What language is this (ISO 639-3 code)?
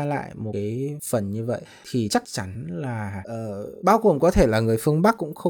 vie